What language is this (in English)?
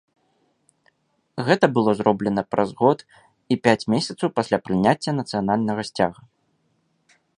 Belarusian